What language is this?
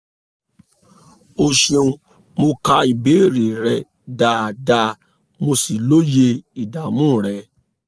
Yoruba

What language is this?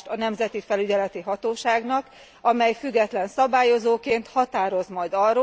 Hungarian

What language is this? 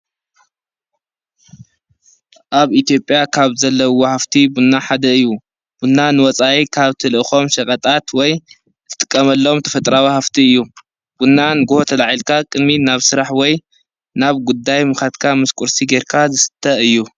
Tigrinya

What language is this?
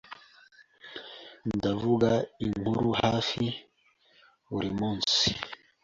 Kinyarwanda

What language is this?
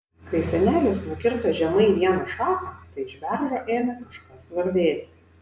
Lithuanian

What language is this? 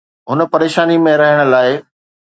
Sindhi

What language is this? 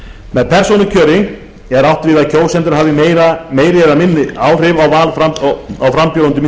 Icelandic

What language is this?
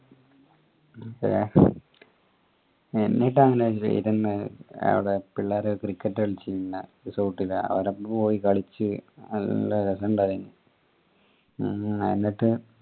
Malayalam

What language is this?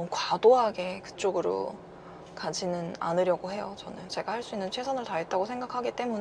Korean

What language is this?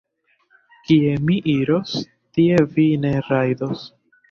Esperanto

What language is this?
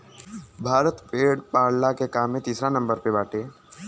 Bhojpuri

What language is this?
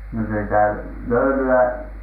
Finnish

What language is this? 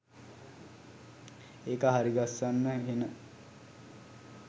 Sinhala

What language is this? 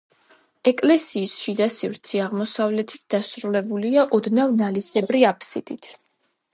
Georgian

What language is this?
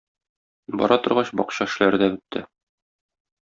Tatar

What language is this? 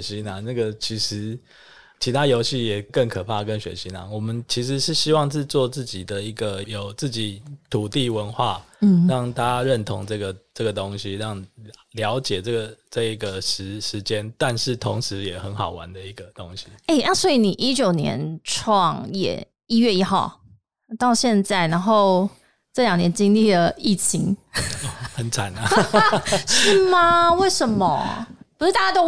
Chinese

